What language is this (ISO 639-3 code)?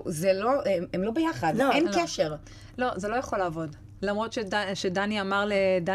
heb